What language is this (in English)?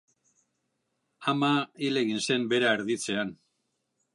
Basque